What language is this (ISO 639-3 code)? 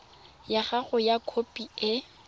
tsn